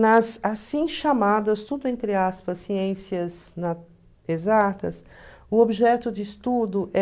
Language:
Portuguese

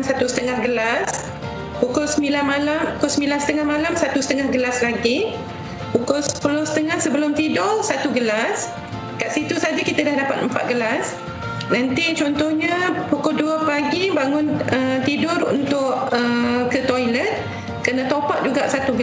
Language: Malay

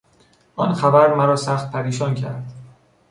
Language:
Persian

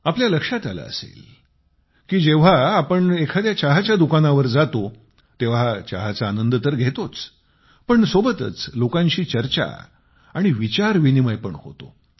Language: Marathi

